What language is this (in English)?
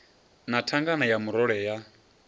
Venda